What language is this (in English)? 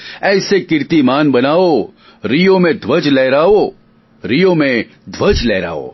Gujarati